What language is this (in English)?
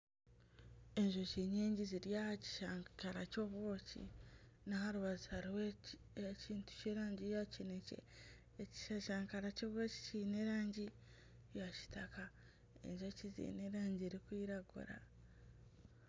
Nyankole